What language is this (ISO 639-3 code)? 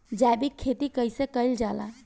bho